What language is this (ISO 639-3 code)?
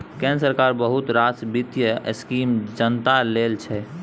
mai